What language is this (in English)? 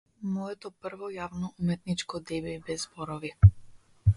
Macedonian